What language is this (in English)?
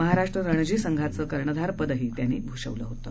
Marathi